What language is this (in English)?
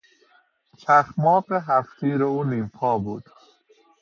Persian